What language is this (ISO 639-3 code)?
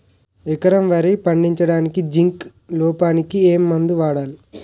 tel